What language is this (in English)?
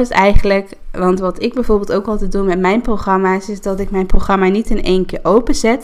Dutch